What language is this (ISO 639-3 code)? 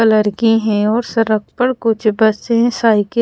hin